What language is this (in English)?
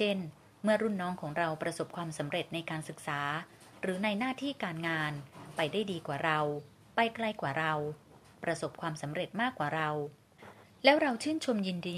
Thai